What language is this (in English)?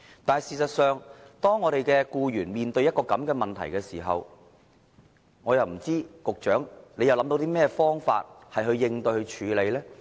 Cantonese